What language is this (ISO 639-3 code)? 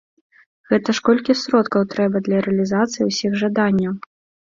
bel